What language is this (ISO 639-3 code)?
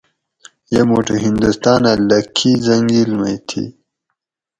gwc